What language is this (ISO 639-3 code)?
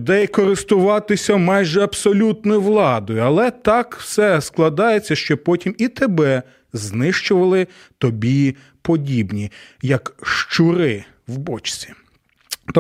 ukr